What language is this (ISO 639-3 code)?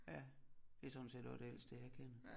dan